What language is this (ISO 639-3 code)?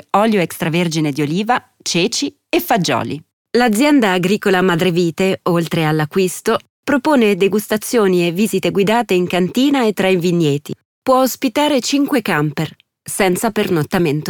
ita